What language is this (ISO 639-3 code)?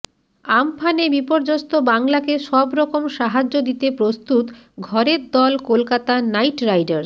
ben